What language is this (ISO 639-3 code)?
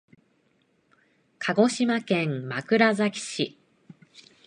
jpn